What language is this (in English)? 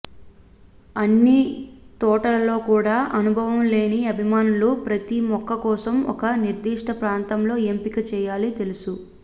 Telugu